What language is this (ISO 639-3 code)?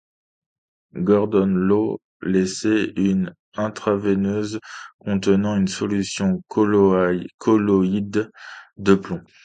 fra